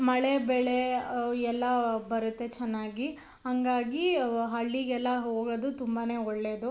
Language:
Kannada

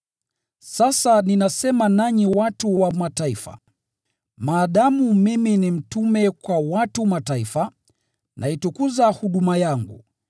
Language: Swahili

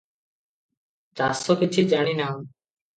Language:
Odia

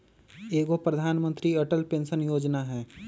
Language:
Magahi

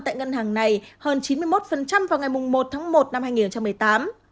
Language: Vietnamese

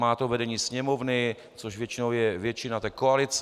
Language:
Czech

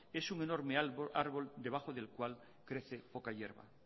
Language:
Spanish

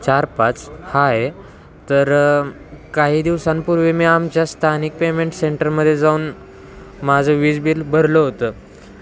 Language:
Marathi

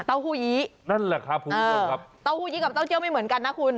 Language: Thai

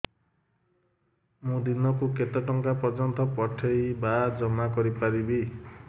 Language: Odia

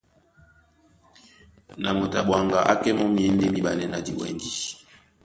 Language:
Duala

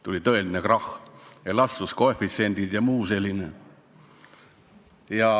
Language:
Estonian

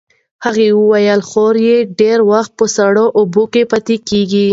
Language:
Pashto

